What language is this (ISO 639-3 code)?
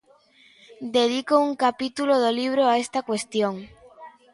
glg